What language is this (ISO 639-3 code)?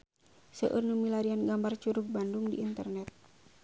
sun